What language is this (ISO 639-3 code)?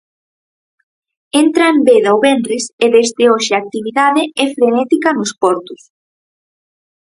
glg